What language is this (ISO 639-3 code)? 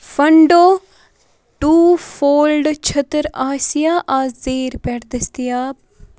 kas